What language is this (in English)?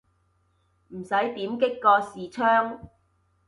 Cantonese